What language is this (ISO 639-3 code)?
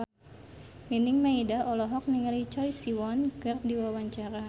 sun